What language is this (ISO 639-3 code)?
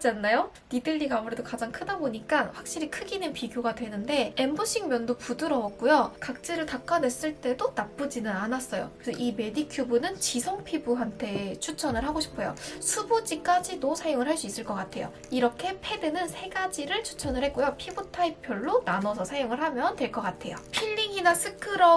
kor